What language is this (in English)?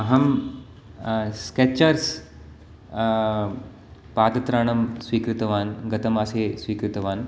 Sanskrit